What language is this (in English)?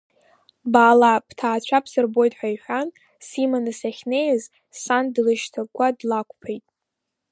Abkhazian